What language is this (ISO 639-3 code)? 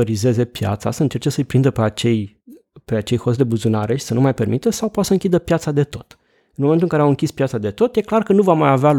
ron